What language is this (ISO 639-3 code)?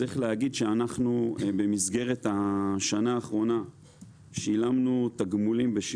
heb